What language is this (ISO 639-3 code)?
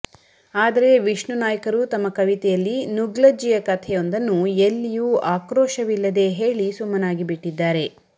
kan